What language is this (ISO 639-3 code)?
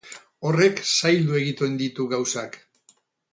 eus